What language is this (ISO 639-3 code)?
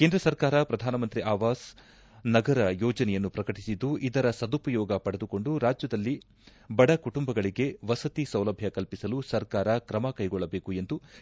kan